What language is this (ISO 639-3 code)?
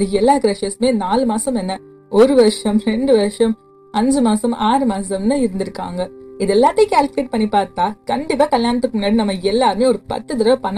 tam